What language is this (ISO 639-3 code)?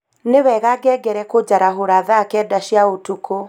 kik